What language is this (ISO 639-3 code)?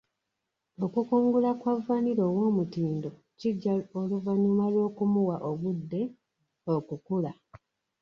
lug